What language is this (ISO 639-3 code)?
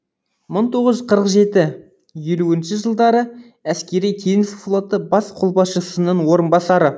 kaz